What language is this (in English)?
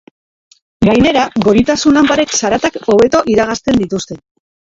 Basque